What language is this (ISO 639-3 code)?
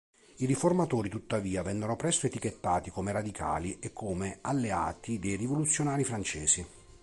ita